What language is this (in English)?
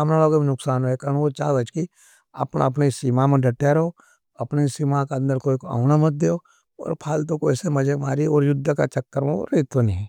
Nimadi